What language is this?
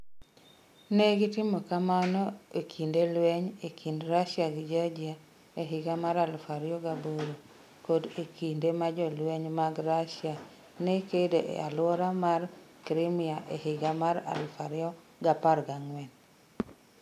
Luo (Kenya and Tanzania)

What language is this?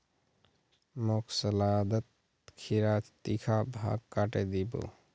Magahi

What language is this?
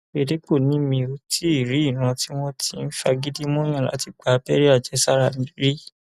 Yoruba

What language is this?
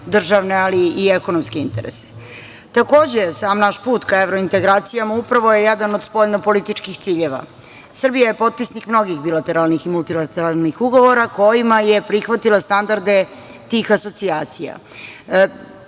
Serbian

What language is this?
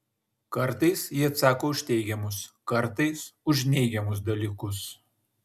Lithuanian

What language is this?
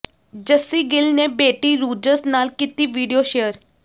Punjabi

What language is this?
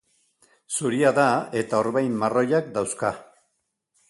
Basque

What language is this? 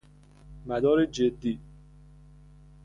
Persian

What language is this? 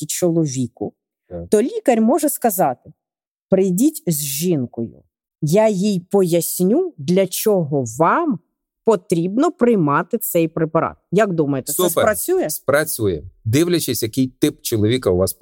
Ukrainian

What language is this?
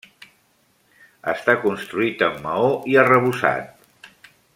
Catalan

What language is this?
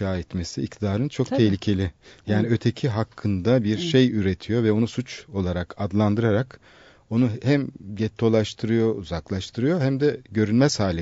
Turkish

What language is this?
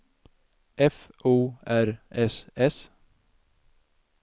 Swedish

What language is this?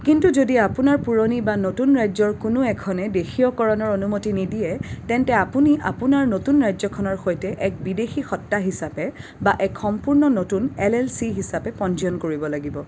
Assamese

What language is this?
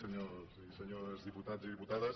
Catalan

